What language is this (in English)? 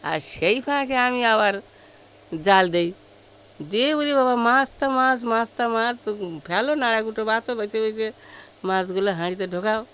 Bangla